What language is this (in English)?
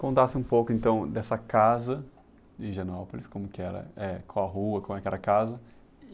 Portuguese